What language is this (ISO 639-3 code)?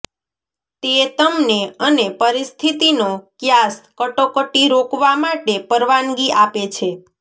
guj